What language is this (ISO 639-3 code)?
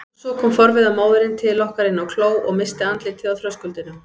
isl